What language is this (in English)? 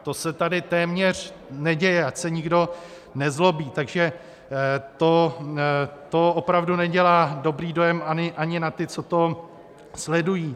Czech